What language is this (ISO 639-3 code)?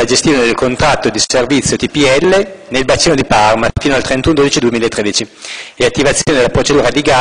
ita